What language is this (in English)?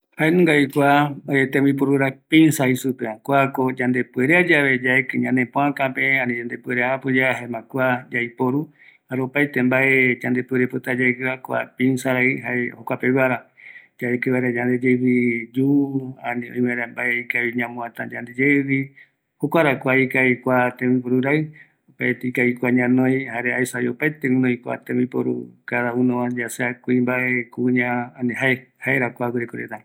Eastern Bolivian Guaraní